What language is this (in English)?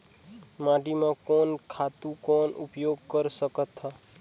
Chhattisgarhi